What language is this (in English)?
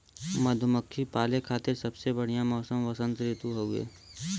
Bhojpuri